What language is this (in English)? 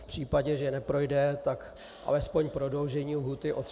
Czech